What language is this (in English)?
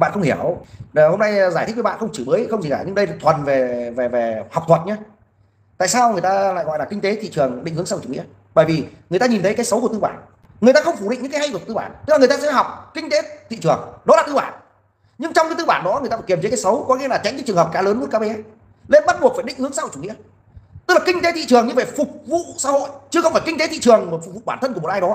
Vietnamese